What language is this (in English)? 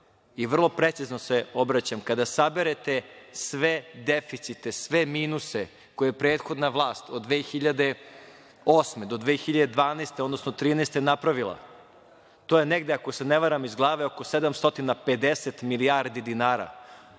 Serbian